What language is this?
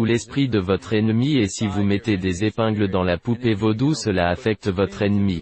French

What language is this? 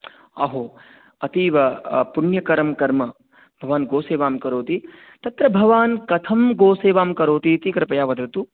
Sanskrit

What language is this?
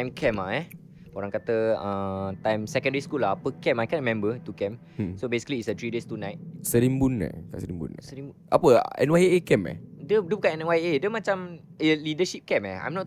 Malay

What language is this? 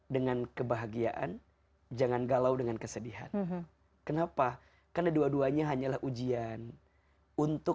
Indonesian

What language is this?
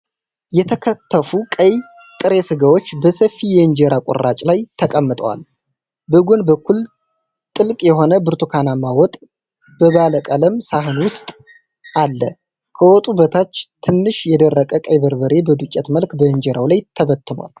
Amharic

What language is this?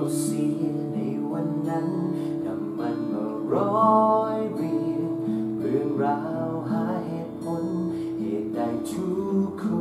Thai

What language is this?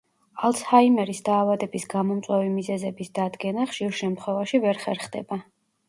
Georgian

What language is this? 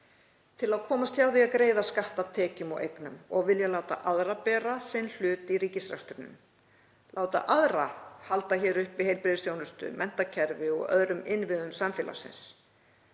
Icelandic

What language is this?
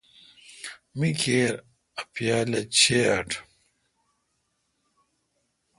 Kalkoti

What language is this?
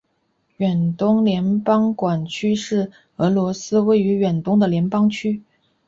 Chinese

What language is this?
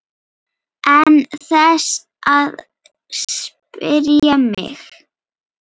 Icelandic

